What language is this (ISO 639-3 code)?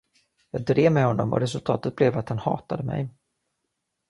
swe